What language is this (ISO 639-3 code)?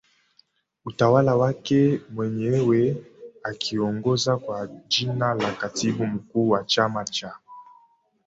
swa